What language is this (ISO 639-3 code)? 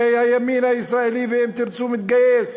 heb